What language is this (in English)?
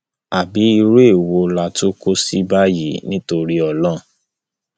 Yoruba